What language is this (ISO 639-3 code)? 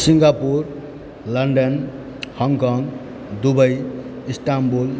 mai